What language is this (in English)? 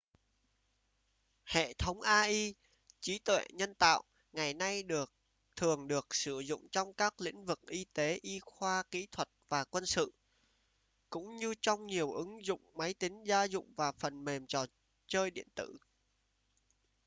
Vietnamese